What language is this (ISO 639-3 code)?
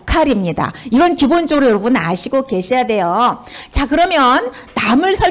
kor